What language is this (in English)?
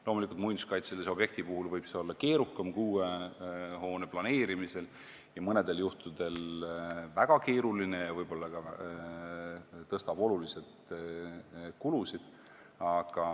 Estonian